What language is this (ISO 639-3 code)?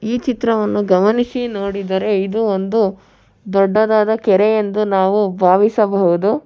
kan